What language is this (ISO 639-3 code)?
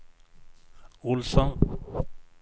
swe